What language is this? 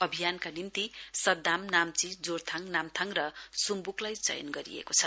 Nepali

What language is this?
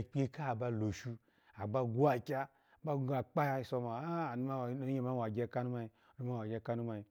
Alago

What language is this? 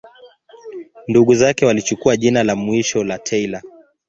Swahili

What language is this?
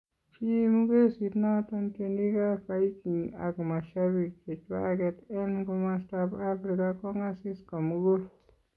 Kalenjin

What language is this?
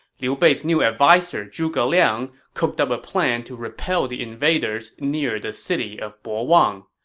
English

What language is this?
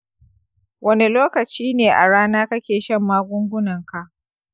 Hausa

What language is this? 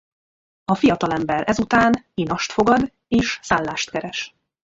Hungarian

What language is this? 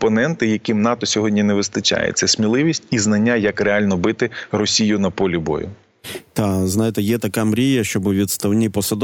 Ukrainian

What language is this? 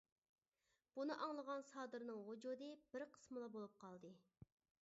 Uyghur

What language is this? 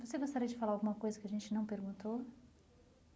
Portuguese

